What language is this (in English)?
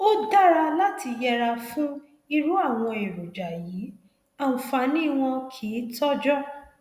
Yoruba